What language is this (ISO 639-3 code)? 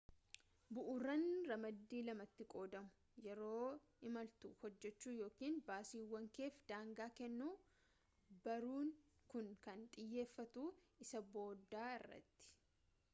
orm